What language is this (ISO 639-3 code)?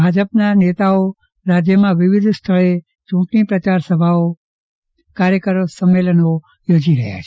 guj